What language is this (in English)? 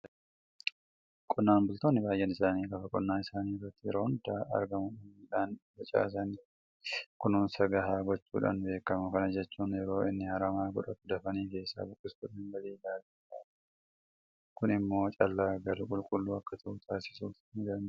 Oromo